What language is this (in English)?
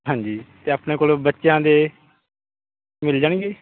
Punjabi